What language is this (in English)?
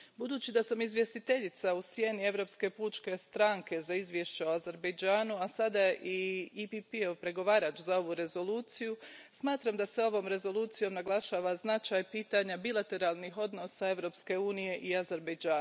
Croatian